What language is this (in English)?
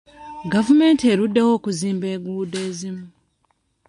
Ganda